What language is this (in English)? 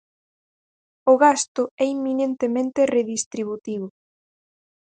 Galician